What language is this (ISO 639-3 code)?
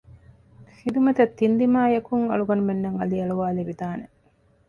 div